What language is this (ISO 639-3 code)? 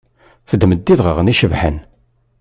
kab